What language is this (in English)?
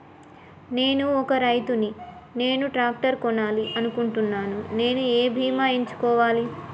Telugu